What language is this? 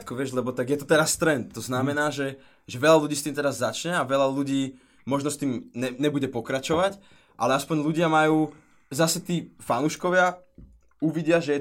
Slovak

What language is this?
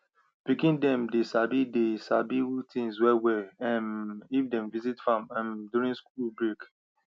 Nigerian Pidgin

